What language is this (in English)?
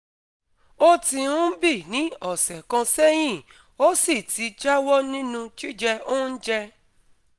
Yoruba